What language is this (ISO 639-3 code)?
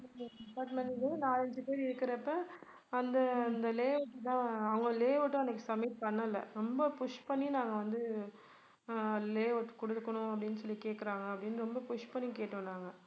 tam